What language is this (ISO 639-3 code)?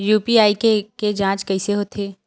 hne